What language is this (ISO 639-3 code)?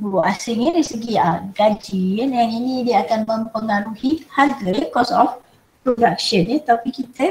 msa